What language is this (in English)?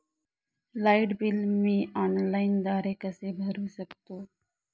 Marathi